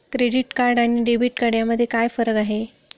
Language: Marathi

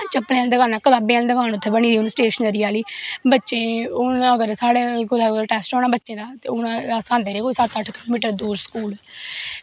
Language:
Dogri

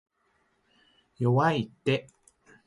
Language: Japanese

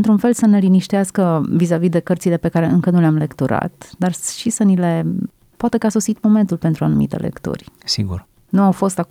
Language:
Romanian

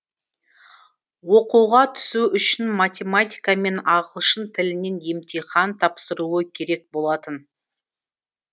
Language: Kazakh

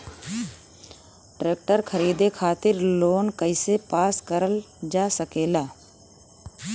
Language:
Bhojpuri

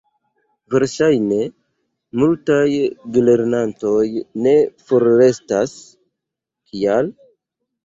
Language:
Esperanto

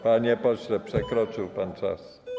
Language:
Polish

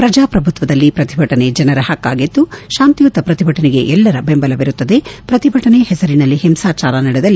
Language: Kannada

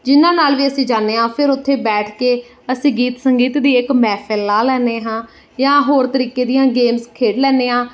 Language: Punjabi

